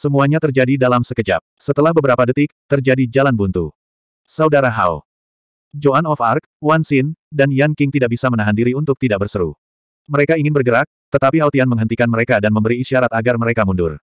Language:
Indonesian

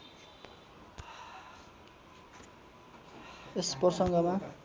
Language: Nepali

